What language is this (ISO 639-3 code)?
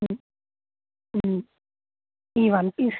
tel